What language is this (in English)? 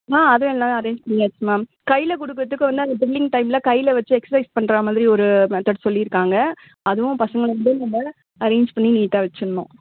Tamil